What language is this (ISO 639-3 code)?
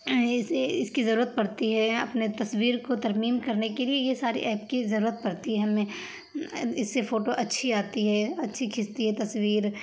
urd